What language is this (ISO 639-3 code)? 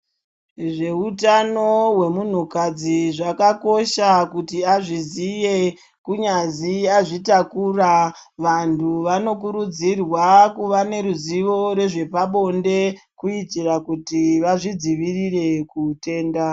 ndc